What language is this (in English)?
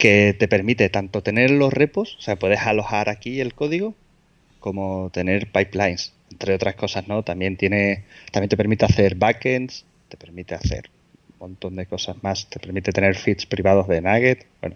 Spanish